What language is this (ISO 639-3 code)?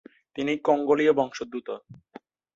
ben